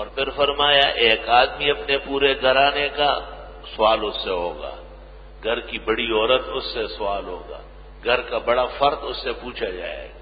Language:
Arabic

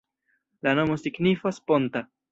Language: Esperanto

